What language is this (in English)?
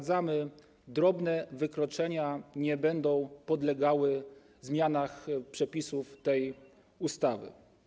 Polish